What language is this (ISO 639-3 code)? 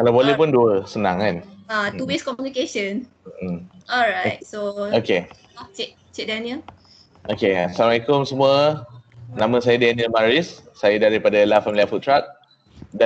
msa